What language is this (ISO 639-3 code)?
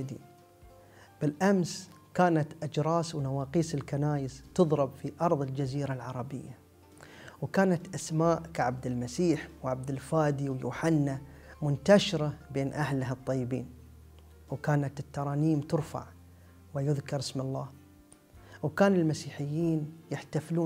ara